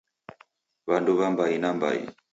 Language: Taita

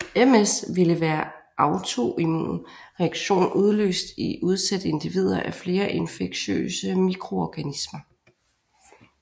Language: Danish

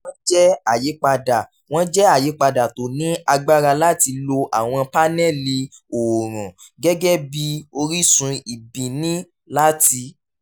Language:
Yoruba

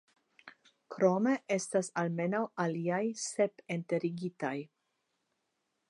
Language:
Esperanto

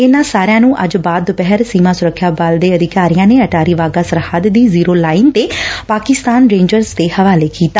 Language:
Punjabi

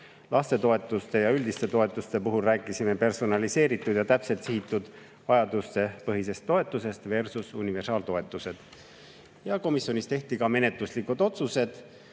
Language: Estonian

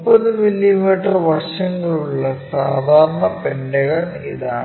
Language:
Malayalam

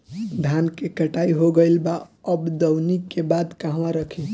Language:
Bhojpuri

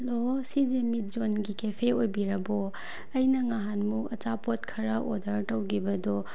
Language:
Manipuri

